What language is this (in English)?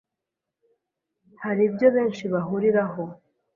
Kinyarwanda